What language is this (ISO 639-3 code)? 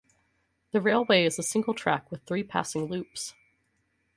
eng